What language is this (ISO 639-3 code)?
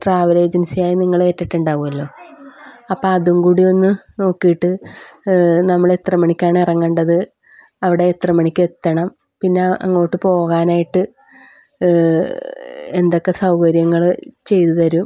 mal